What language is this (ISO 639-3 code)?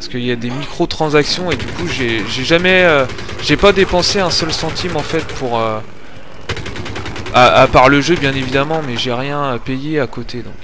fra